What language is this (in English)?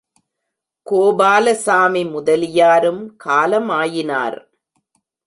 Tamil